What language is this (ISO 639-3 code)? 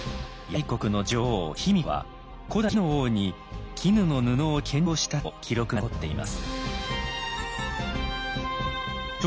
jpn